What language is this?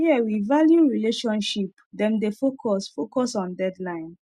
Nigerian Pidgin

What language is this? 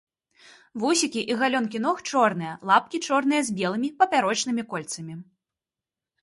Belarusian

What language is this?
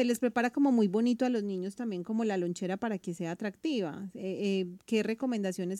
Spanish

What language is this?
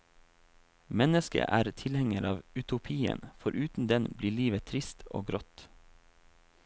Norwegian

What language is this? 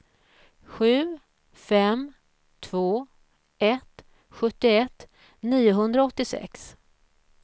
Swedish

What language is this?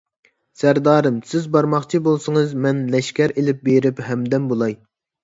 Uyghur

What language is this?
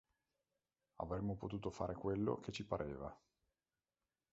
Italian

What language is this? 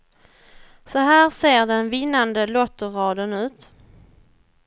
Swedish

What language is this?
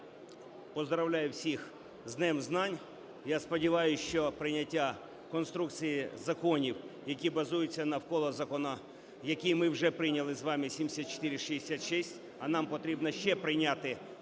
Ukrainian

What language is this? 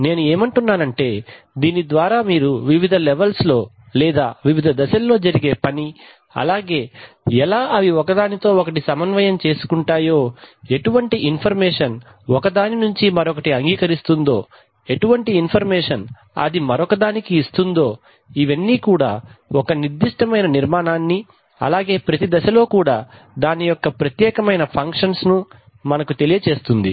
Telugu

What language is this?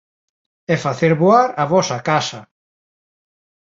Galician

